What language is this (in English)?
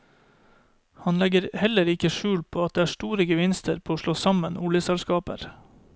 Norwegian